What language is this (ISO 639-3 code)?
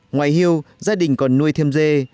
vie